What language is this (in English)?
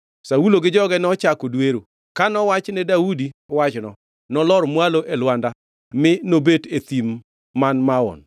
Luo (Kenya and Tanzania)